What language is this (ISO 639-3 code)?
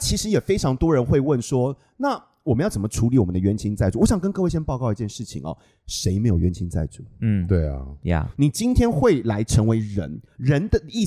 zho